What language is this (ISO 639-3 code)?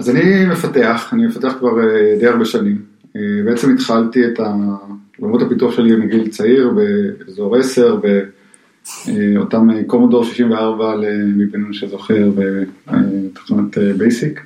heb